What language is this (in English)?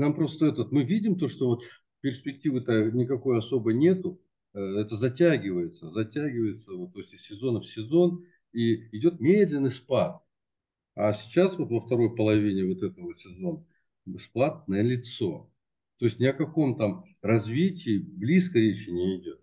Russian